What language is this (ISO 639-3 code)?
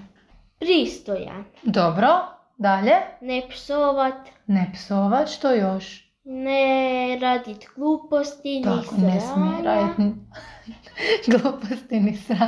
hrv